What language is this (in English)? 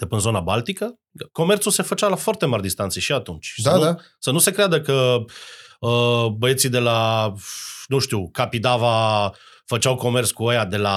Romanian